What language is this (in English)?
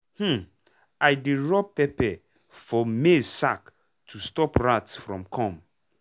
Nigerian Pidgin